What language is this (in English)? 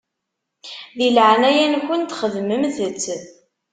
Kabyle